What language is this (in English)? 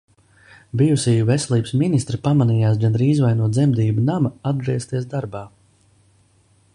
Latvian